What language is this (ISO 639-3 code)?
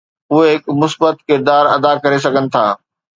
snd